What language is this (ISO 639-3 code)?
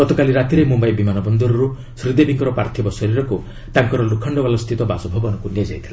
ori